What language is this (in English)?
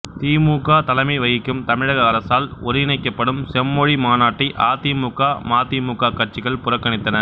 Tamil